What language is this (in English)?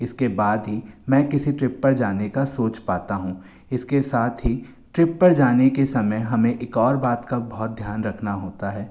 Hindi